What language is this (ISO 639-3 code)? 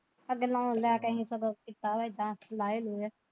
pan